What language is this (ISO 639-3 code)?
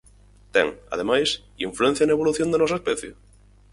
glg